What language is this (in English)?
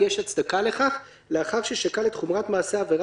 Hebrew